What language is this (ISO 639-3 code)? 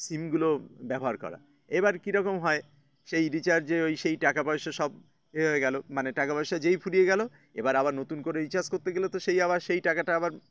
ben